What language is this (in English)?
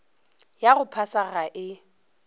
Northern Sotho